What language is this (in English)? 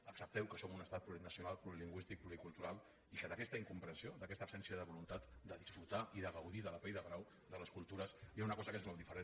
Catalan